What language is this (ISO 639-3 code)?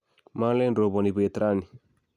kln